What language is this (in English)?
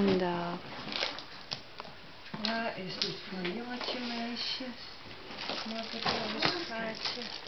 Dutch